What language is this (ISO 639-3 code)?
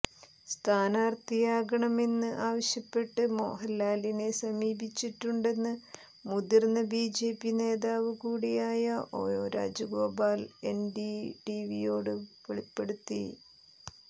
mal